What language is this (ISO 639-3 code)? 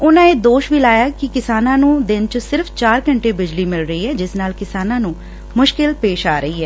pan